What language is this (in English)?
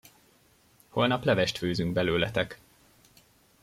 Hungarian